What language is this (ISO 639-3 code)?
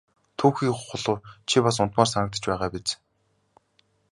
mon